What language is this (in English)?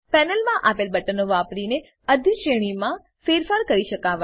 Gujarati